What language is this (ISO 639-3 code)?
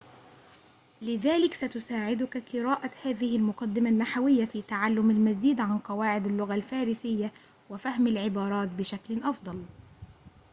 ara